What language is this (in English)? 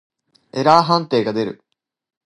Japanese